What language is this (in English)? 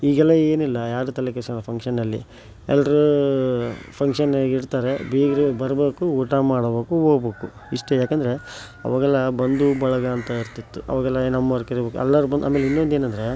Kannada